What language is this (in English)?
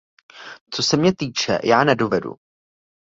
Czech